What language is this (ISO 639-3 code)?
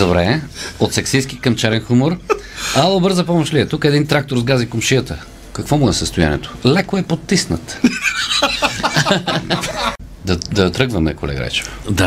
bul